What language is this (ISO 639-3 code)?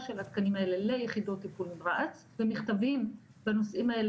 heb